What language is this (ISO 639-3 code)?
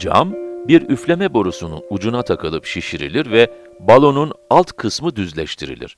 tur